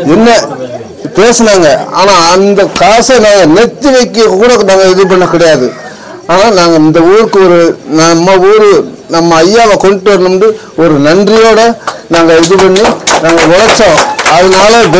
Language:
Tamil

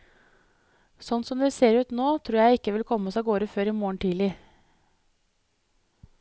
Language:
Norwegian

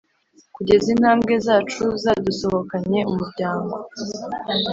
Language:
Kinyarwanda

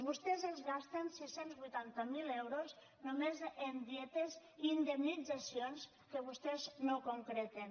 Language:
Catalan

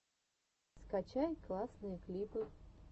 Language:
Russian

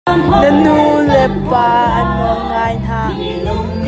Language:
Hakha Chin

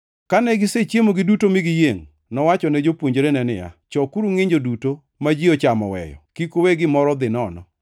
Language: Luo (Kenya and Tanzania)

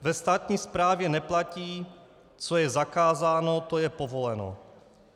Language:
Czech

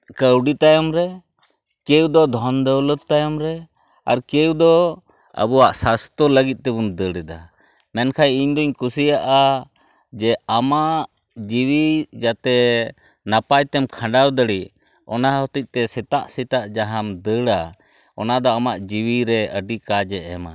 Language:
Santali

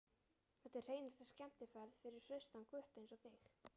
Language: Icelandic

